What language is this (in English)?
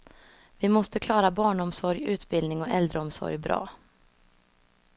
Swedish